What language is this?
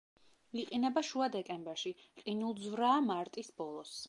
Georgian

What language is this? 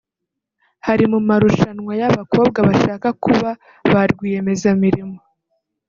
Kinyarwanda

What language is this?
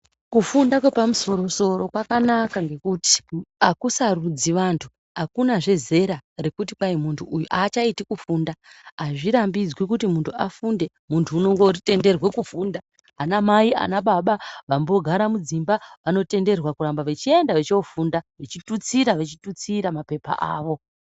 Ndau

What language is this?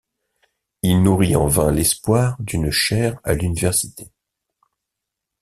French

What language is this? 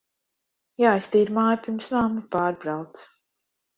Latvian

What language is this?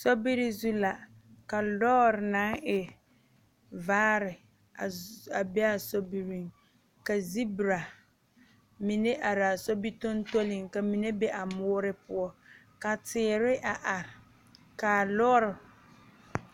Southern Dagaare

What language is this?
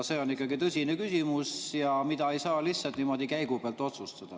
Estonian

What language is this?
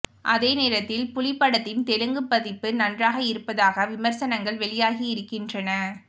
Tamil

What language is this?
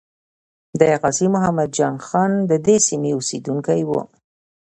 Pashto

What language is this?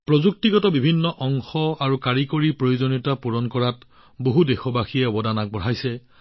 Assamese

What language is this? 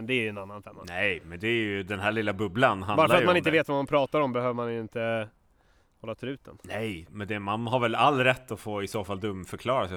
Swedish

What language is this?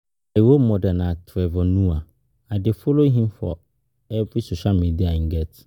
Nigerian Pidgin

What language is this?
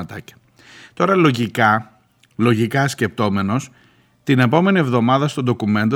Greek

